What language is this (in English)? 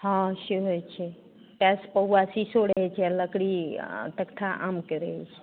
Maithili